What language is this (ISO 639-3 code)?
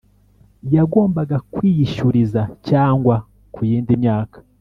kin